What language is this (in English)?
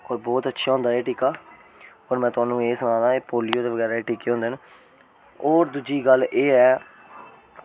Dogri